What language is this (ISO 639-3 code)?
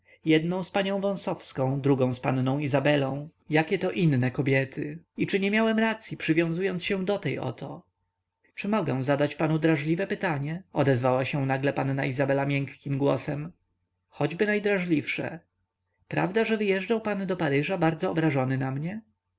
pol